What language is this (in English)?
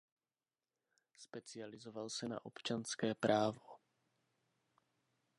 Czech